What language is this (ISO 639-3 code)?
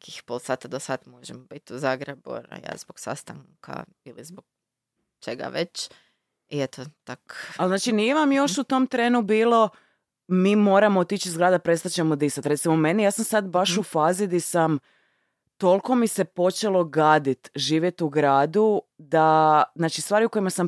hrv